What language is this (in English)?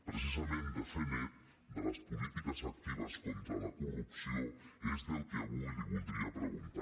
Catalan